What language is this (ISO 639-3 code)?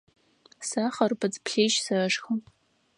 ady